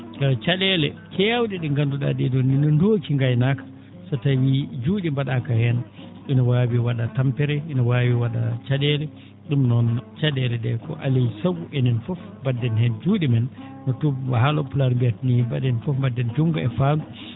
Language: Fula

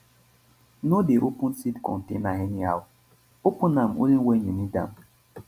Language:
Nigerian Pidgin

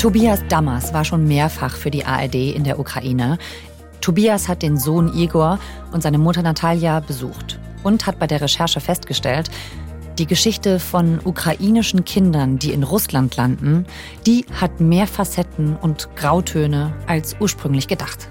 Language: German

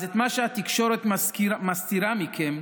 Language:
Hebrew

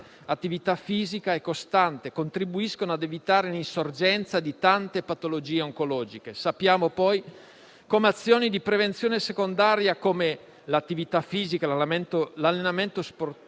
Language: Italian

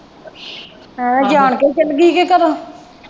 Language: Punjabi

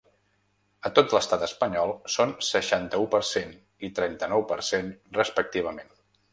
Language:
Catalan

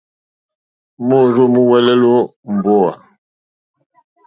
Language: Mokpwe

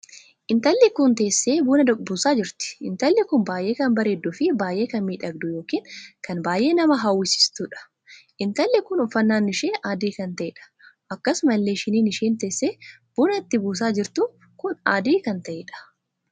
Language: Oromo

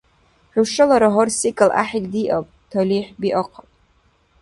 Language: Dargwa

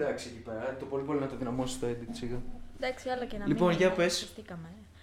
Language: Greek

